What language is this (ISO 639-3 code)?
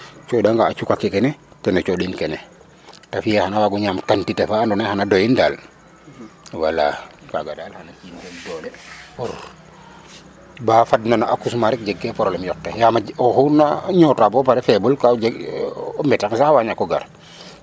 srr